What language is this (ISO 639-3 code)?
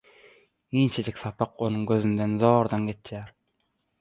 tuk